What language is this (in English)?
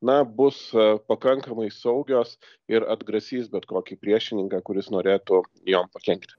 Lithuanian